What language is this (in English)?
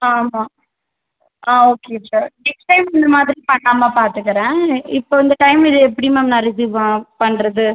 Tamil